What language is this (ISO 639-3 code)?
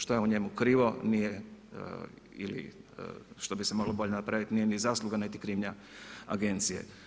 hrv